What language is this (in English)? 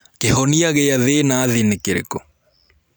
Kikuyu